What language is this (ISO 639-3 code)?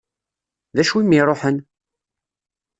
kab